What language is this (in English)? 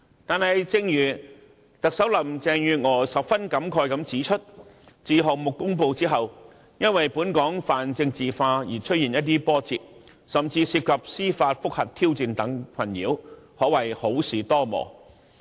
Cantonese